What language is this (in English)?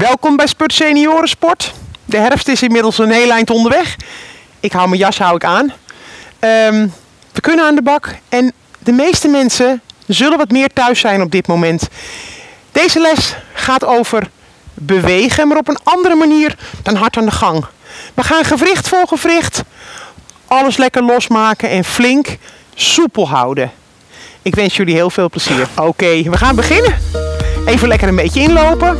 Dutch